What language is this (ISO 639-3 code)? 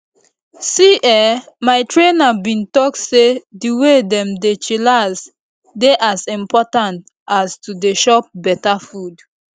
pcm